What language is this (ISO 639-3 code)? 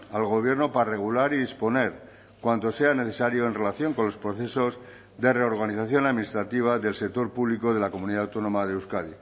spa